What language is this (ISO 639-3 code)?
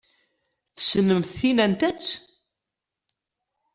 kab